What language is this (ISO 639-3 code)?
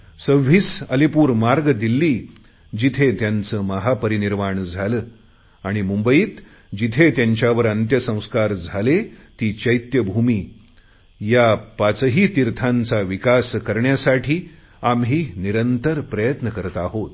mar